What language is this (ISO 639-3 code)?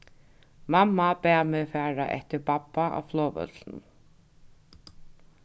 fao